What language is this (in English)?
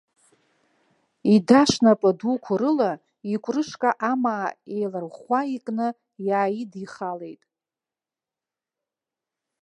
Abkhazian